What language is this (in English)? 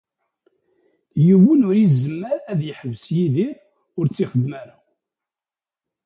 Kabyle